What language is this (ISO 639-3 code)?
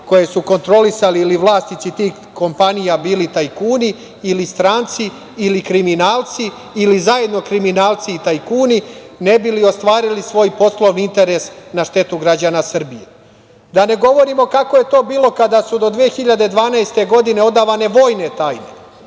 srp